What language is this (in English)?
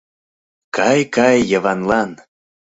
Mari